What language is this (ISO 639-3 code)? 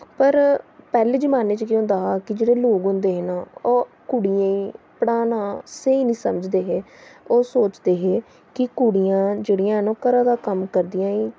doi